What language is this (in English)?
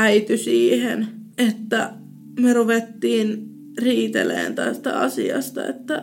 Finnish